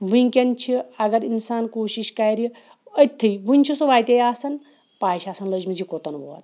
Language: Kashmiri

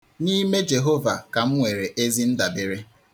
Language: Igbo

